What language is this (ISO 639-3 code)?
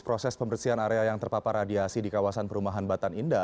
ind